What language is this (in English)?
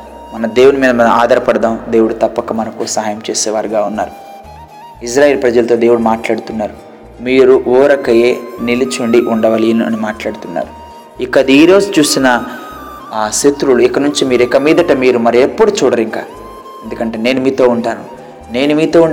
Telugu